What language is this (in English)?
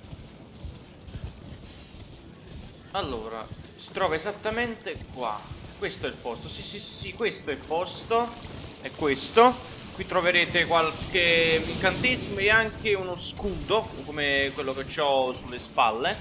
Italian